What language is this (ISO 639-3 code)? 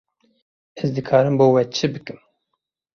kur